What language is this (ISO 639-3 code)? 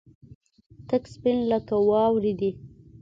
pus